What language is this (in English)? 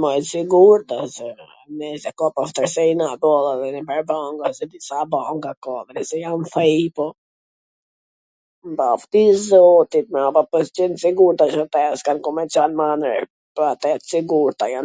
Gheg Albanian